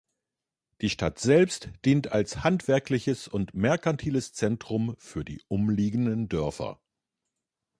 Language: German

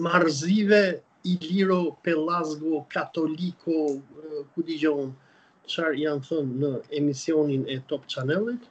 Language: Romanian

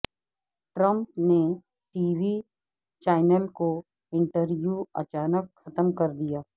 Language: Urdu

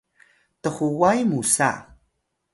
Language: Atayal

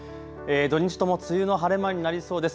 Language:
Japanese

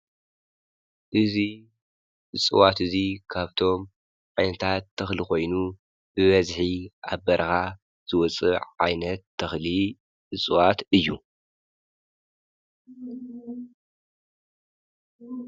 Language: Tigrinya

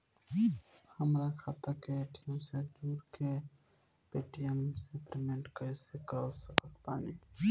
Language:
Bhojpuri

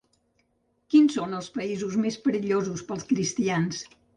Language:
Catalan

